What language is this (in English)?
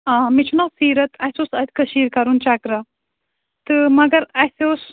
Kashmiri